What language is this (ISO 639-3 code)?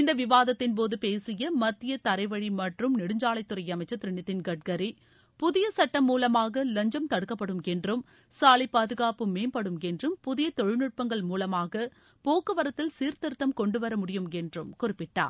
tam